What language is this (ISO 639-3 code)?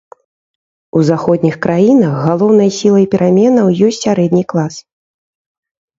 bel